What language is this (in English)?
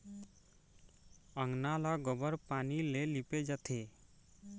Chhattisgarhi